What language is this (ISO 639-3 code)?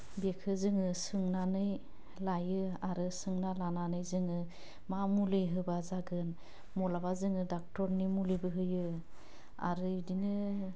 brx